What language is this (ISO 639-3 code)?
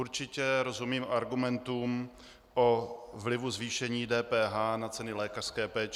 ces